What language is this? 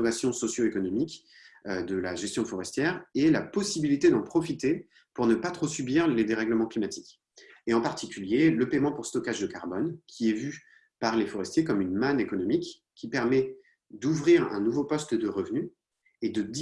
French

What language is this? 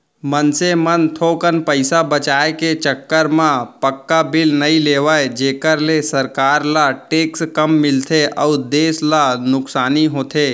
Chhattisgarhi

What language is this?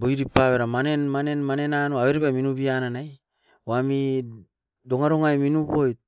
Askopan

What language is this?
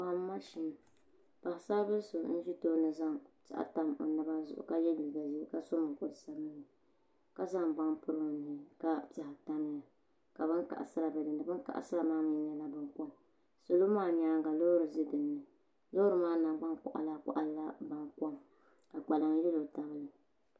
Dagbani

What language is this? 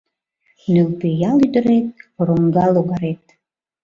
Mari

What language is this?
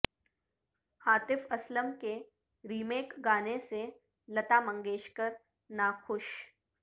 Urdu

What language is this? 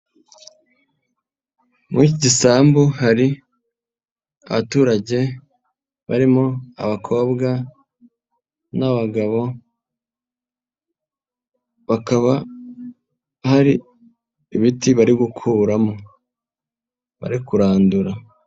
Kinyarwanda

